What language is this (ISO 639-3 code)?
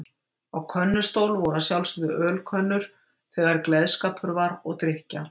isl